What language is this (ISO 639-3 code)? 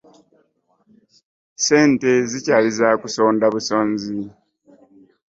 lug